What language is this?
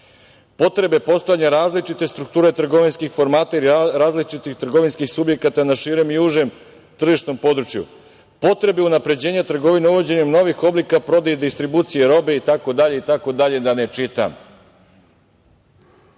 Serbian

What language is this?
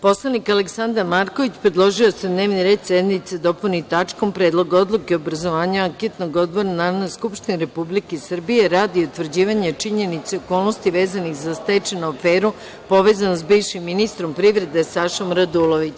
Serbian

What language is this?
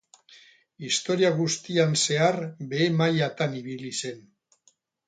Basque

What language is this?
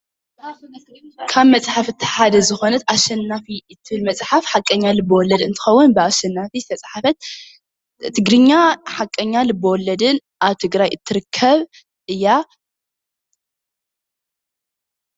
Tigrinya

